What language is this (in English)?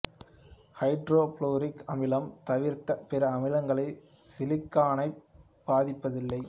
Tamil